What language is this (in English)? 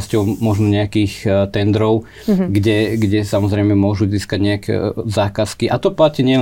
Slovak